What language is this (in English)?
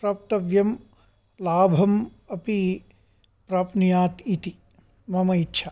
Sanskrit